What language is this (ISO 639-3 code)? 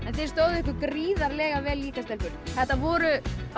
isl